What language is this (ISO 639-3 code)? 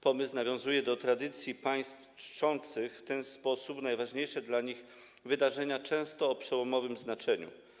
pol